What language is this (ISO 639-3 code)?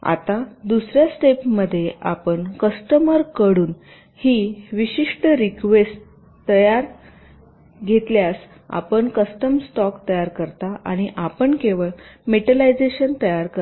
mar